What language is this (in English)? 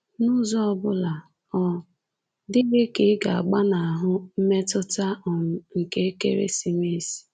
Igbo